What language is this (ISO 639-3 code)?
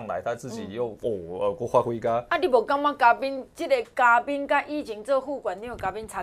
zho